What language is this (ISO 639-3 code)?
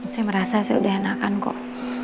ind